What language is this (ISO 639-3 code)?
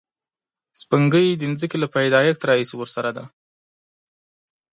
pus